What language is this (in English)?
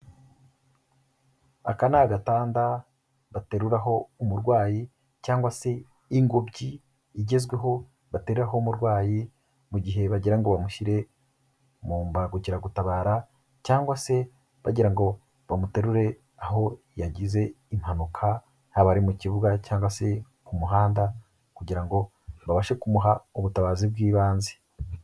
Kinyarwanda